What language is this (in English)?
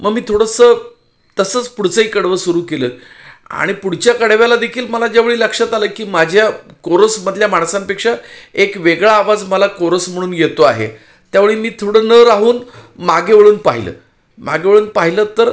Marathi